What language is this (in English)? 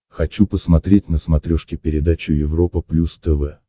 Russian